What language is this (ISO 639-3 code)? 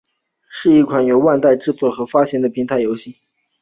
zho